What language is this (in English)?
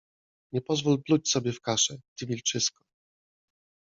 Polish